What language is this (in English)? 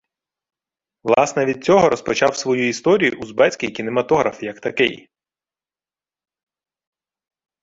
Ukrainian